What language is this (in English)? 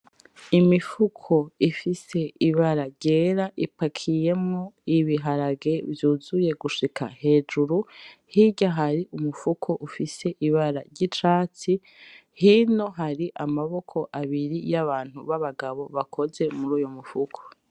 Rundi